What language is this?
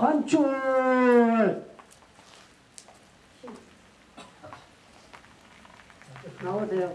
Korean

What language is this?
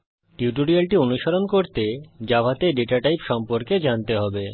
Bangla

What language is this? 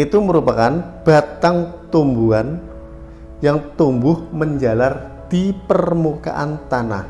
Indonesian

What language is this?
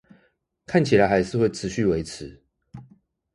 Chinese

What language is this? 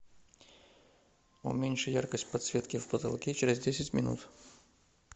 Russian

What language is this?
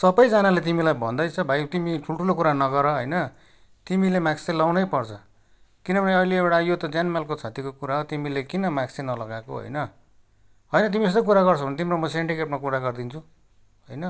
Nepali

